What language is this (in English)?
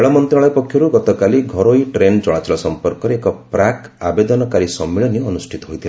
Odia